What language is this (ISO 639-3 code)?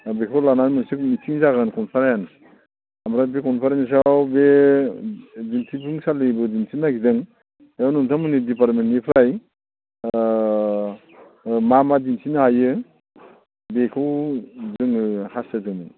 brx